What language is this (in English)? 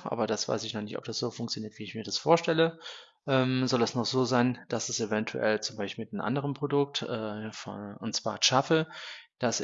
German